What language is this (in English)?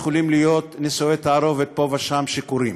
Hebrew